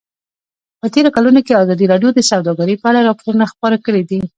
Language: Pashto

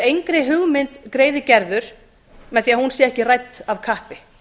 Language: Icelandic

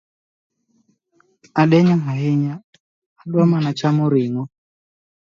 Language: Luo (Kenya and Tanzania)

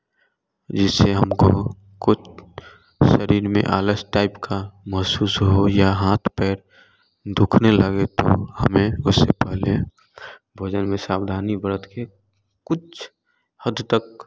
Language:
Hindi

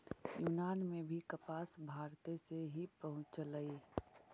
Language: Magahi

